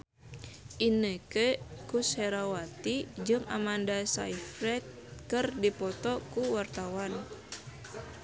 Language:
Sundanese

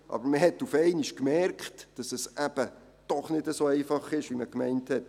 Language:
Swiss German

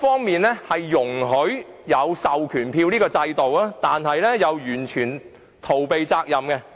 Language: Cantonese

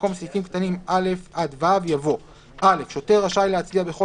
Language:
Hebrew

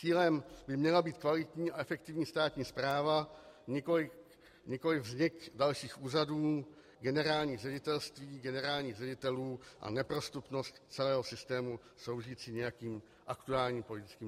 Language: Czech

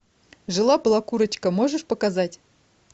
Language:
Russian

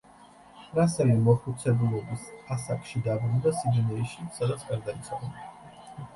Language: Georgian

